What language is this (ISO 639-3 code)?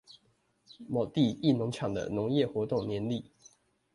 zho